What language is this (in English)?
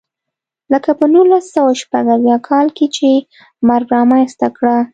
Pashto